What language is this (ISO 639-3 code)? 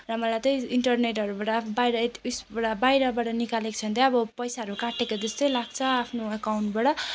nep